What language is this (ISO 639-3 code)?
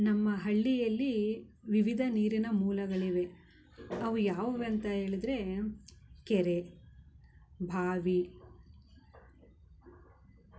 kan